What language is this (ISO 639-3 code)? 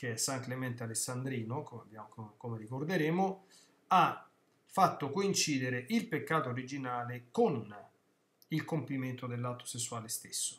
ita